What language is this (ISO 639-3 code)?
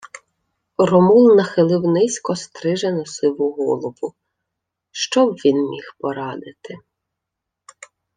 ukr